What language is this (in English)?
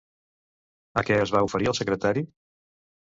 Catalan